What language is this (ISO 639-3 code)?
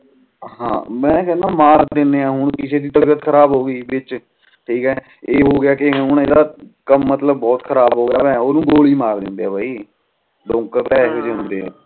pan